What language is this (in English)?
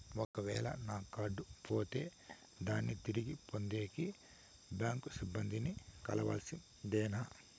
Telugu